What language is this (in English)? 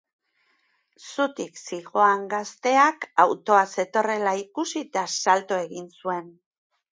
Basque